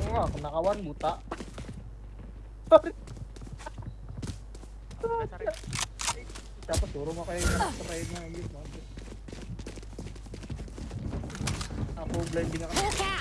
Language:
Indonesian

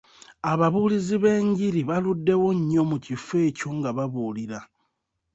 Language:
Ganda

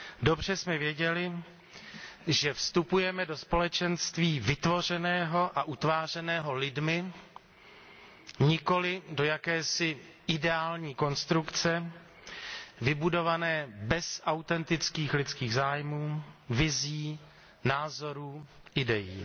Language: Czech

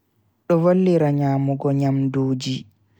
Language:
Bagirmi Fulfulde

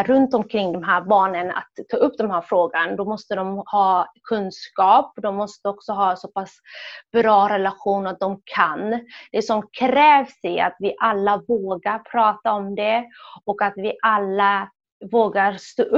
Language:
Swedish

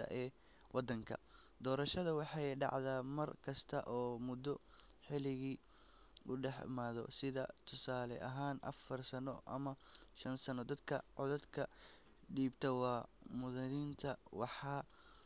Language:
Somali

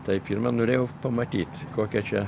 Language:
Lithuanian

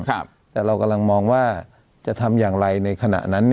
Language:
Thai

